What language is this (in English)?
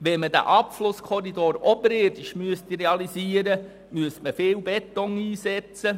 Swiss German